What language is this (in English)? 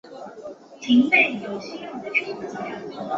Chinese